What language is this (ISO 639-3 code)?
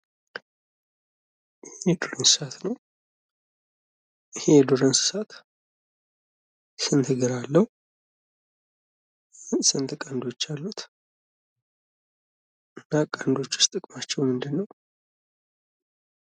amh